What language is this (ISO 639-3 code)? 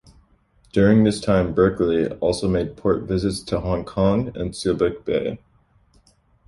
eng